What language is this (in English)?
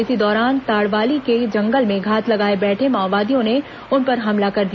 Hindi